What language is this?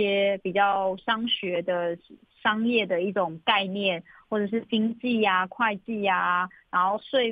Chinese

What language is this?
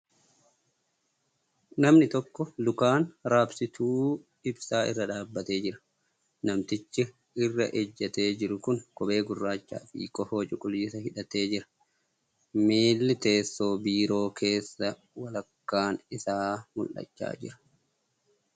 Oromo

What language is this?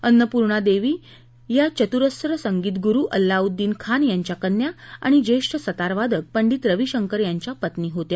Marathi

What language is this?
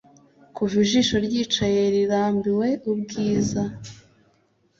Kinyarwanda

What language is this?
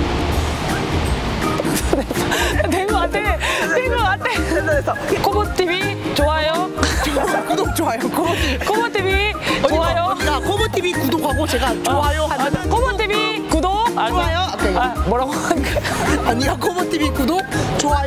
Korean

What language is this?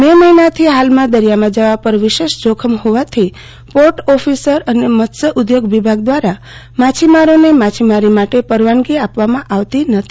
Gujarati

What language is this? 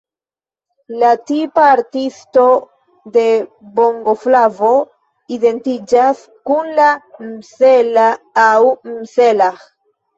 Esperanto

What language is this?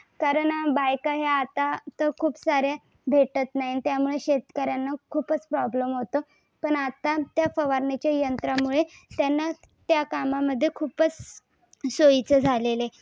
Marathi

